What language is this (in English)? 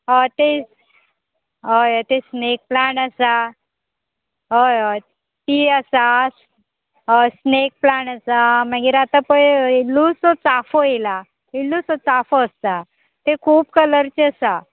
Konkani